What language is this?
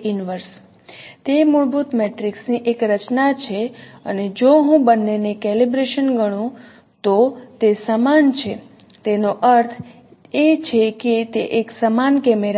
Gujarati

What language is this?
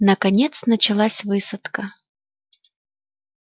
Russian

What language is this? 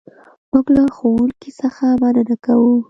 Pashto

